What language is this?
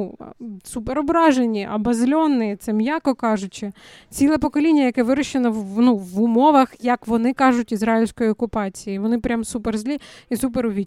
Ukrainian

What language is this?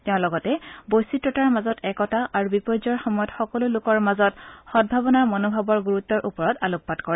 Assamese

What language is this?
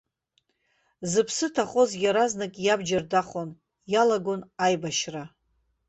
Abkhazian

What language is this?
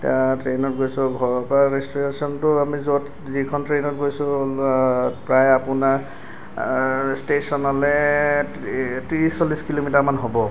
Assamese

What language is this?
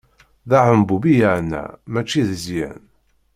Kabyle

